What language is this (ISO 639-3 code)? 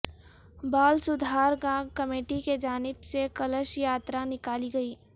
urd